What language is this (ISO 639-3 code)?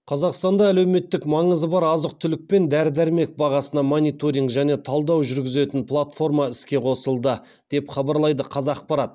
kaz